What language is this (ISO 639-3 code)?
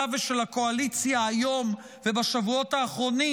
heb